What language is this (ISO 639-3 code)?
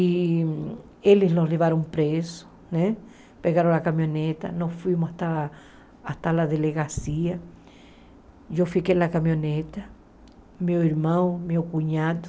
por